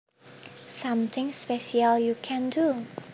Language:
Javanese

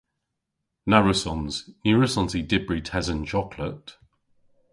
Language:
Cornish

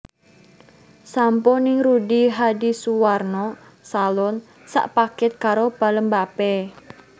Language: Javanese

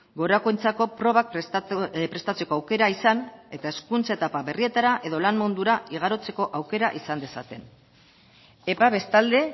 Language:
Basque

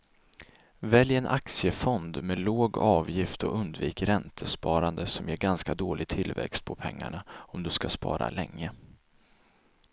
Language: Swedish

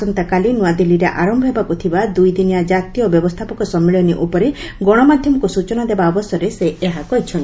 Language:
Odia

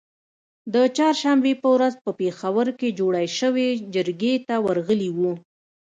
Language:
Pashto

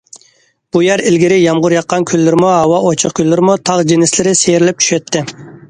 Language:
Uyghur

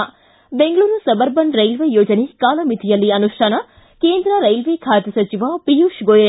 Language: Kannada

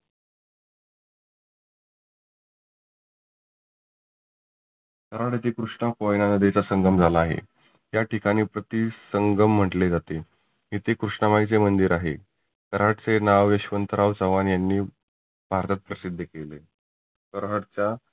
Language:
Marathi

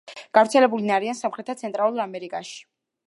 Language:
Georgian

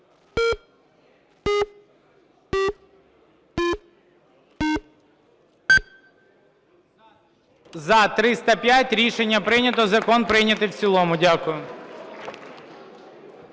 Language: Ukrainian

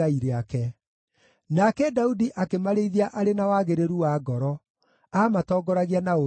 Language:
Kikuyu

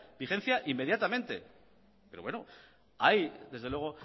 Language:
Spanish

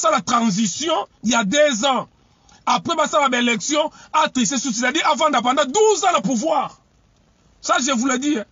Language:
French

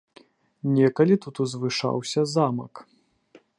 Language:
Belarusian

